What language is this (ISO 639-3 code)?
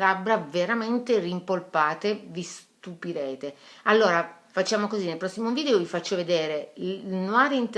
ita